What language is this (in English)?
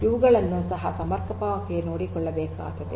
Kannada